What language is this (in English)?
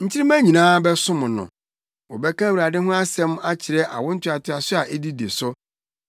Akan